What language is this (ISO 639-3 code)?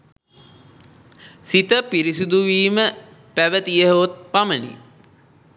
sin